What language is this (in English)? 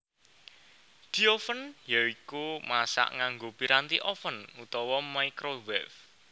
Javanese